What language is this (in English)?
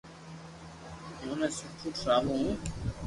Loarki